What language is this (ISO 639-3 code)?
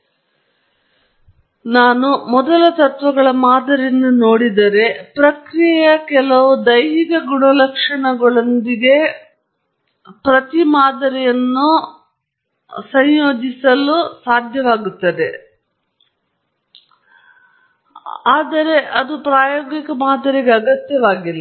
kan